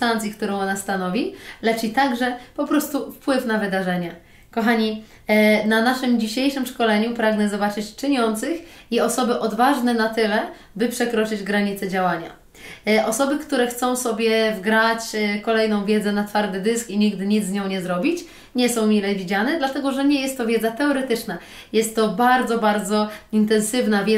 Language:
Polish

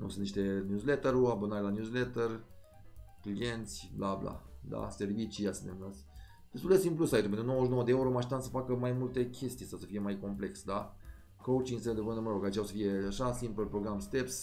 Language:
Romanian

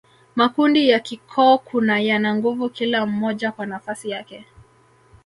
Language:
Swahili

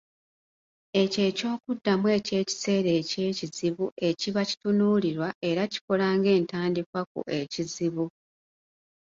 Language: Ganda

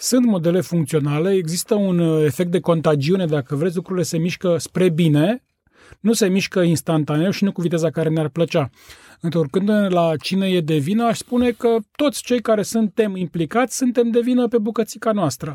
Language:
Romanian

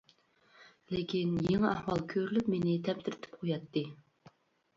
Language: Uyghur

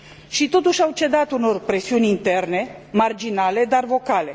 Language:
Romanian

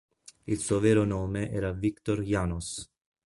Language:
Italian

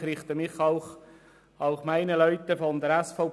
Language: Swiss German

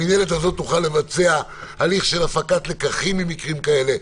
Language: Hebrew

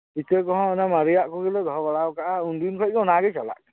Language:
Santali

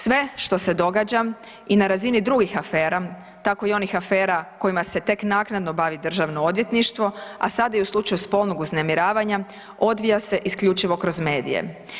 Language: Croatian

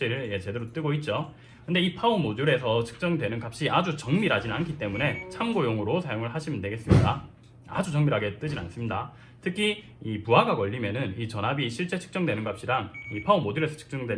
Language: Korean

